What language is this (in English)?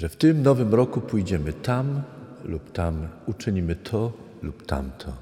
Polish